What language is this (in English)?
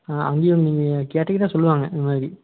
Tamil